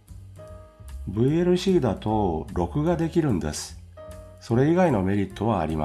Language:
Japanese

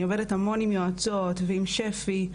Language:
Hebrew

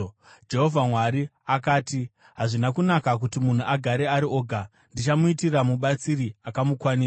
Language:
Shona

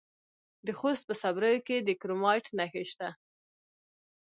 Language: Pashto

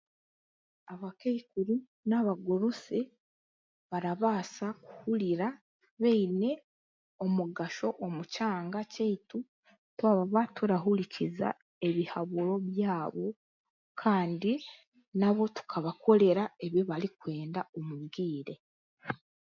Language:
Chiga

